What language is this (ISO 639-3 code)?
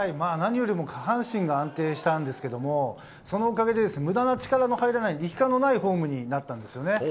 jpn